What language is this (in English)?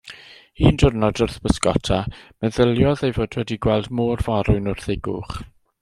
Welsh